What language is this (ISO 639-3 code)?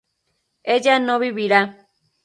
spa